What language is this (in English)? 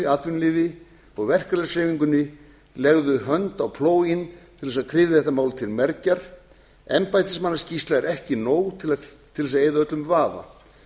Icelandic